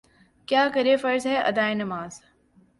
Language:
Urdu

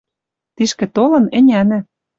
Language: Western Mari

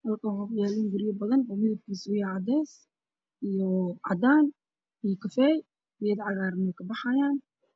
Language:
Somali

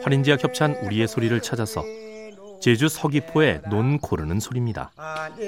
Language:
Korean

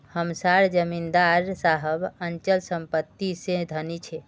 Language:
Magahi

